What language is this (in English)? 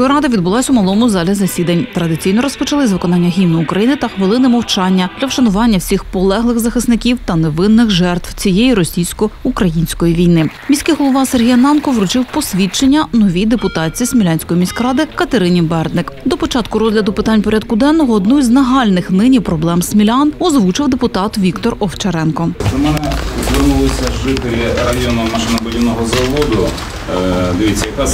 Ukrainian